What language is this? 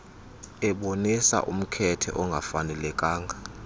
Xhosa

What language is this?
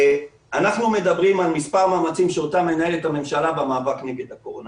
Hebrew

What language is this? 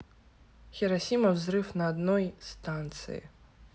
Russian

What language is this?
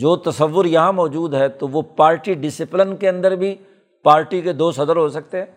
Urdu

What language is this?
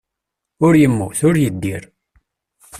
Kabyle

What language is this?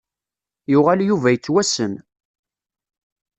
Kabyle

